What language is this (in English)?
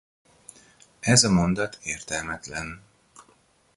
Hungarian